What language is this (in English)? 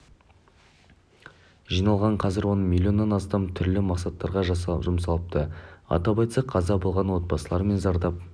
Kazakh